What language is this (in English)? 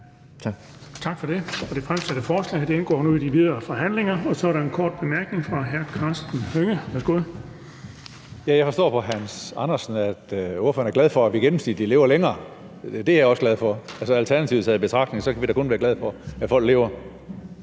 Danish